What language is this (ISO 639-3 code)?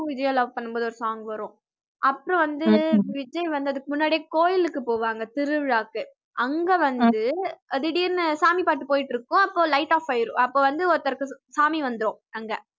tam